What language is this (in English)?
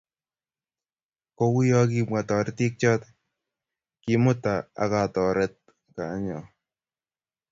Kalenjin